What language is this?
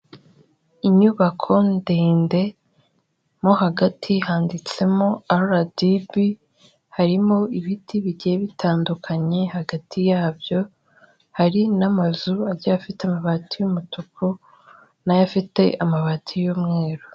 Kinyarwanda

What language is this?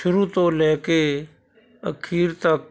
Punjabi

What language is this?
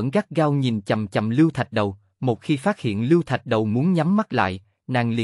Vietnamese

